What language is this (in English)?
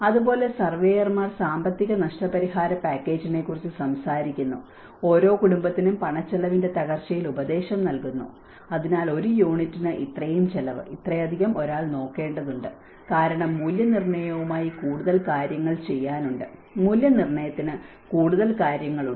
Malayalam